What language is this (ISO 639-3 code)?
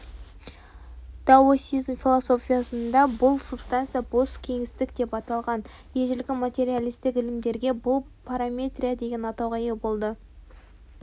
kaz